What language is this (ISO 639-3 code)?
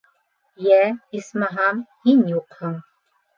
bak